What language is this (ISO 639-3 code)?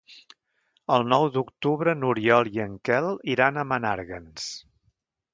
cat